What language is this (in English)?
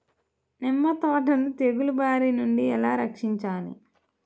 Telugu